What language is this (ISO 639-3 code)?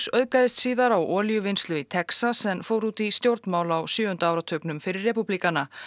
isl